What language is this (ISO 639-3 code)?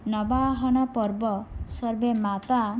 san